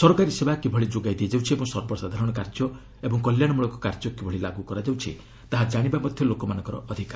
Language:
Odia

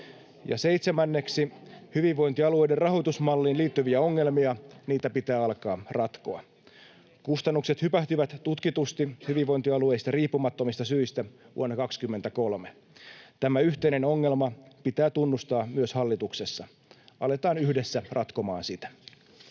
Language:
Finnish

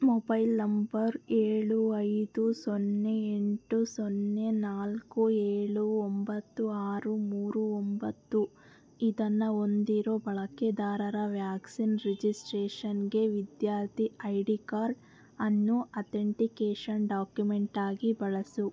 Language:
Kannada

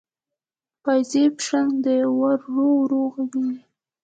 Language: Pashto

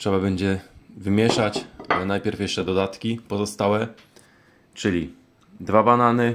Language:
Polish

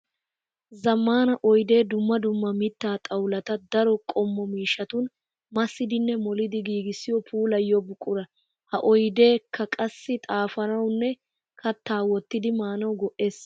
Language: Wolaytta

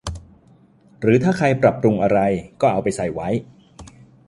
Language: Thai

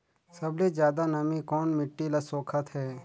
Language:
Chhattisgarhi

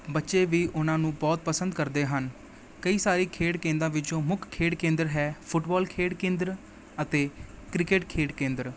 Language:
Punjabi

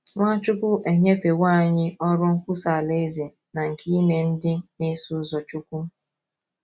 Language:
Igbo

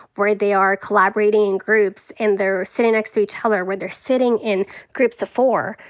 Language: English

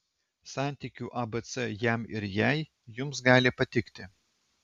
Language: Lithuanian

